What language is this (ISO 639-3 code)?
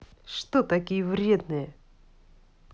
rus